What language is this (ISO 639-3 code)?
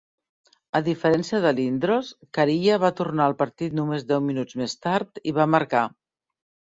cat